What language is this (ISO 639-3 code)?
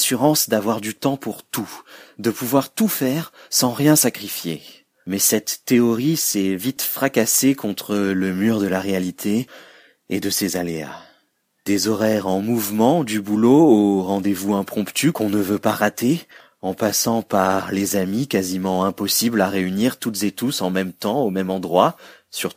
fra